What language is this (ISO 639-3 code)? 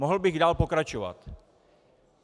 ces